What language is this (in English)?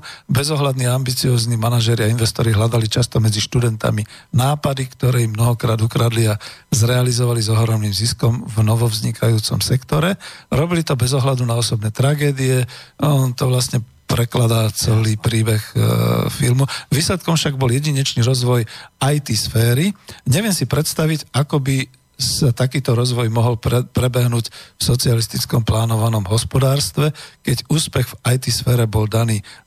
Slovak